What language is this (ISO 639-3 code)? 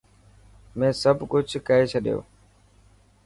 mki